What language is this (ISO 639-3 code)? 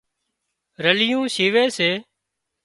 kxp